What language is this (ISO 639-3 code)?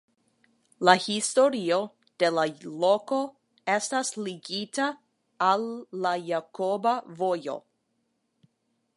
epo